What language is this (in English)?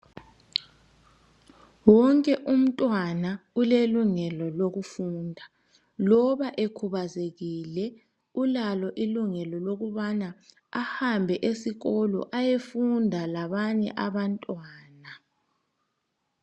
North Ndebele